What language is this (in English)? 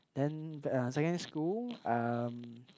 English